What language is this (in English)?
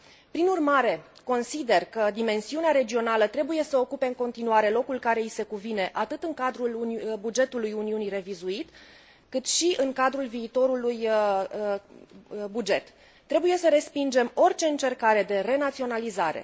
Romanian